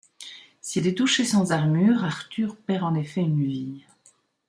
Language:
French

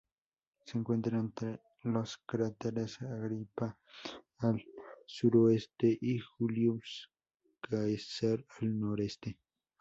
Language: Spanish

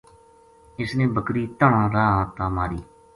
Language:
Gujari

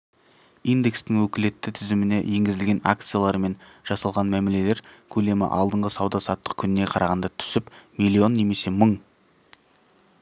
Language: Kazakh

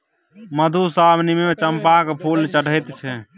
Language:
Maithili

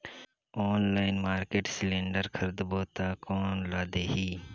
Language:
Chhattisgarhi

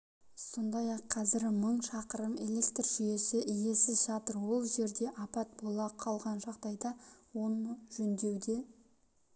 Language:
Kazakh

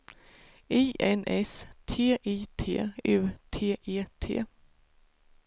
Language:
Swedish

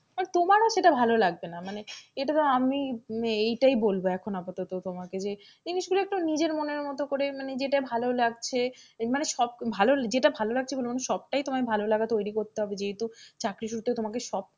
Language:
Bangla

